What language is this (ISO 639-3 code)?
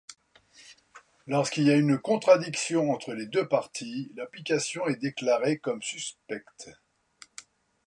fra